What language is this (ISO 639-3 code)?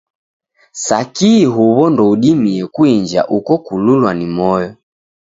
dav